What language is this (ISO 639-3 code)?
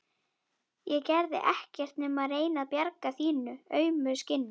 isl